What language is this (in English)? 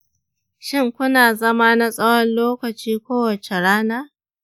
Hausa